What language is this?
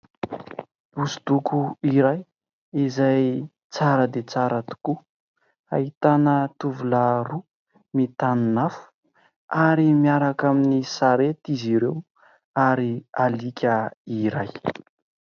Malagasy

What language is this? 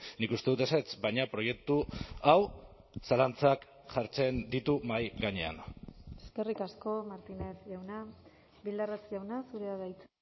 Basque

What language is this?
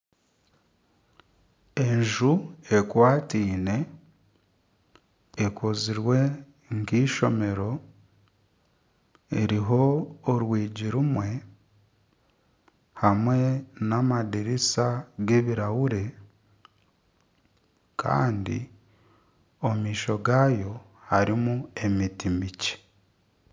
Nyankole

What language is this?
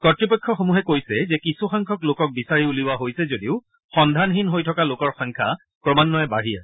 Assamese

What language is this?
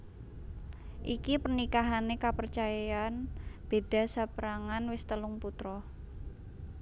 Javanese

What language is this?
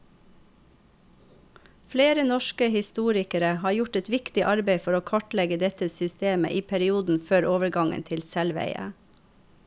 Norwegian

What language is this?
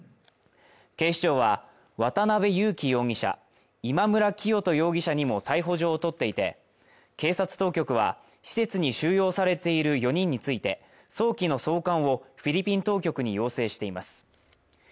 Japanese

